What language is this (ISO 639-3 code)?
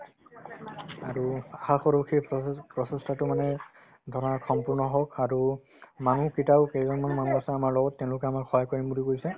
asm